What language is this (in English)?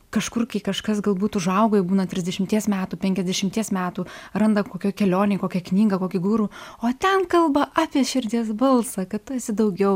Lithuanian